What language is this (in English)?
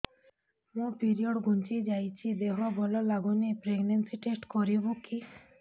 Odia